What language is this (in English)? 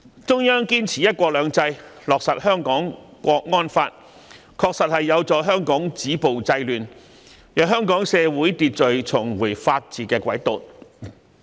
Cantonese